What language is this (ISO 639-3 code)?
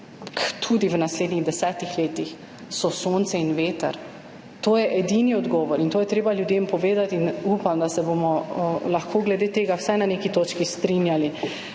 slv